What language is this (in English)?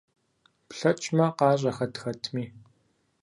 Kabardian